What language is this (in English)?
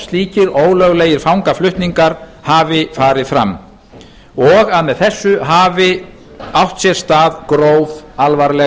Icelandic